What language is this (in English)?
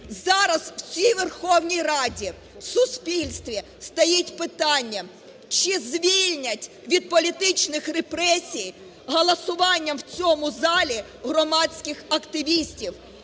Ukrainian